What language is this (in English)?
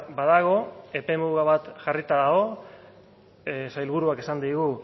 Basque